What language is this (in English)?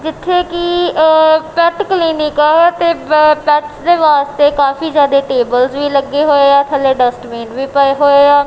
Punjabi